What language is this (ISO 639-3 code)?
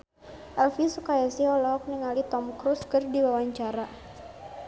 sun